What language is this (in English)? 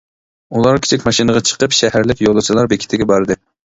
Uyghur